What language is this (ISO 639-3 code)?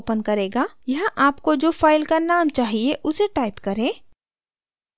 hin